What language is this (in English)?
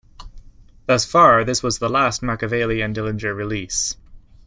English